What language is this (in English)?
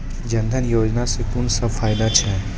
Maithili